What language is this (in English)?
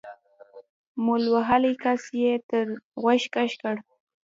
Pashto